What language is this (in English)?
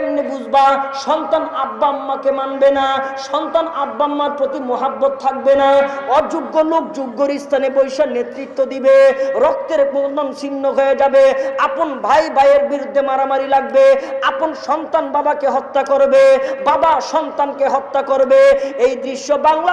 Turkish